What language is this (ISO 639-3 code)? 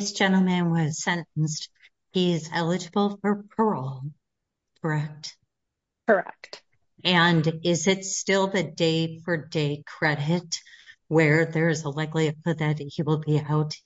eng